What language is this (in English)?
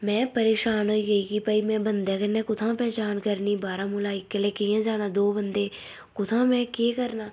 Dogri